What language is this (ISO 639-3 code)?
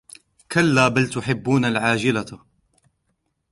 ara